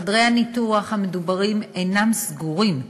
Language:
Hebrew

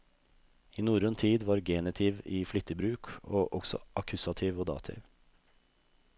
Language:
Norwegian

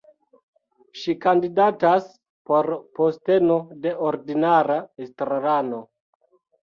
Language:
Esperanto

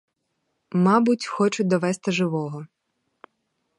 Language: Ukrainian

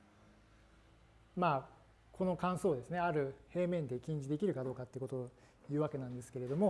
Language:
Japanese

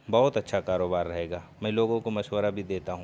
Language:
Urdu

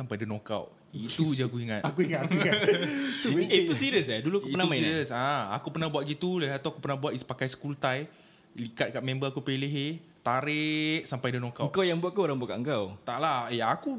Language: Malay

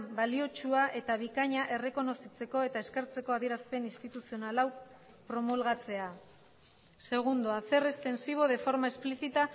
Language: Basque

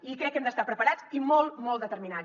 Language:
Catalan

